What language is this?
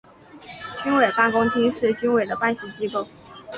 Chinese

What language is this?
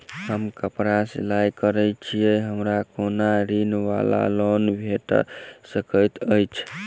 Maithili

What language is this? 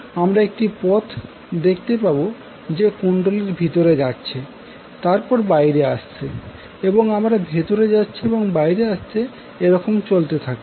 Bangla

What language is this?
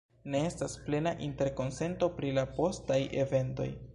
Esperanto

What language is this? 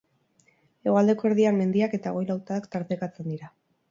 Basque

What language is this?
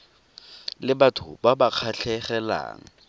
Tswana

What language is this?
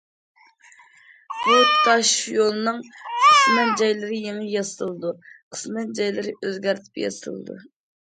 Uyghur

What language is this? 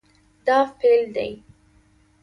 Pashto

